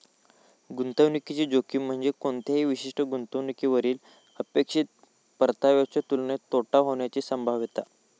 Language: Marathi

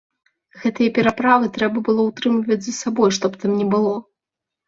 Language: Belarusian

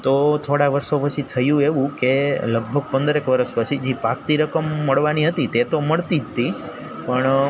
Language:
Gujarati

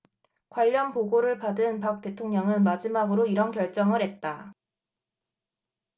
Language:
Korean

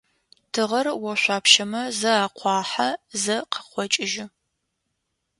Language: Adyghe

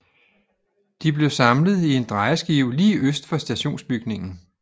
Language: Danish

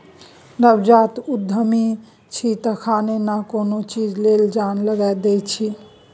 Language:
Maithili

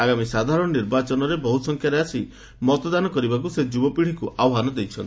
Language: Odia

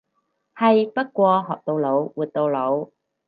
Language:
Cantonese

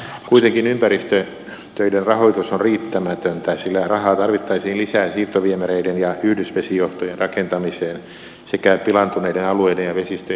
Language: Finnish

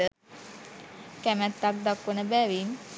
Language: Sinhala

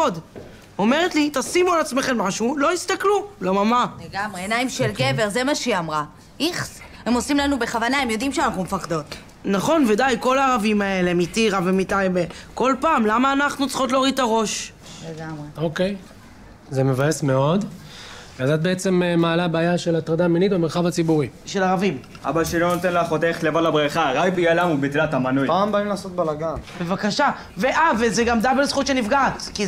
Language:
Hebrew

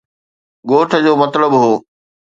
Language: Sindhi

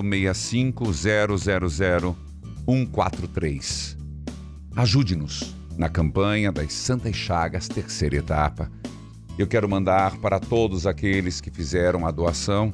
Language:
Portuguese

